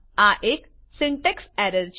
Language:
Gujarati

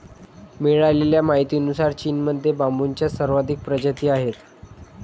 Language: Marathi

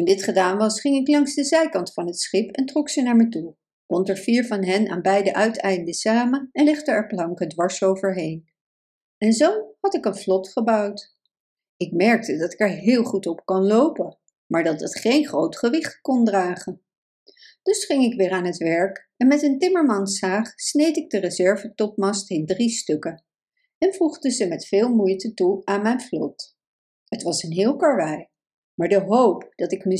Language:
Dutch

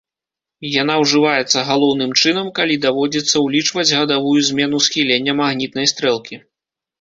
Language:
Belarusian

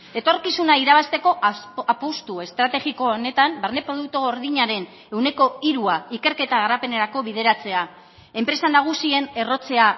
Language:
Basque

